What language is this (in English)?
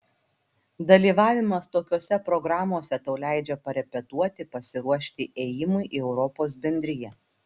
Lithuanian